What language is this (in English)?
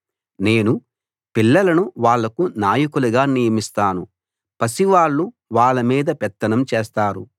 Telugu